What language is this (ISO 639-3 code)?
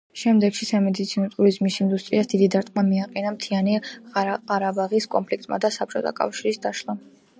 kat